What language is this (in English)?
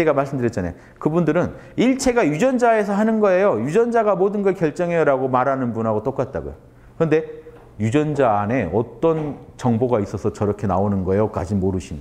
Korean